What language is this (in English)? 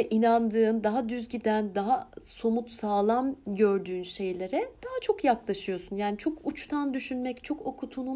Turkish